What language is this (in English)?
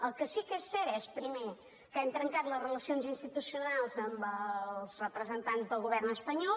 Catalan